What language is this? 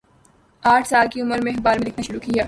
Urdu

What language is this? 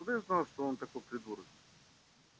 Russian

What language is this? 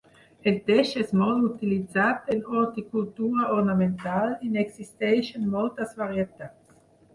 Catalan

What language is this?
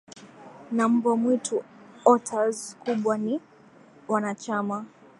Swahili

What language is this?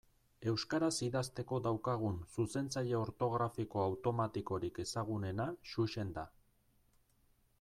Basque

